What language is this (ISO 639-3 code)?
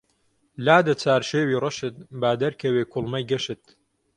ckb